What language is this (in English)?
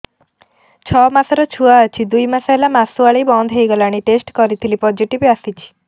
Odia